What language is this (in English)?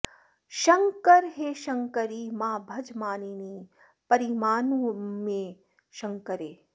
Sanskrit